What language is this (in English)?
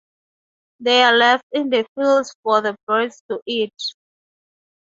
English